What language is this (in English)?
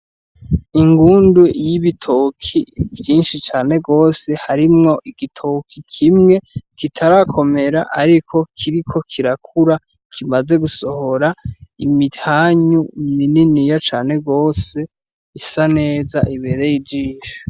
Rundi